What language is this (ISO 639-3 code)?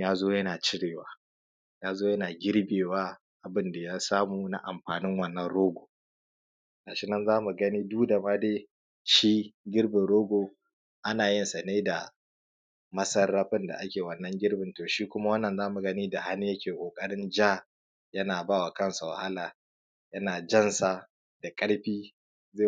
hau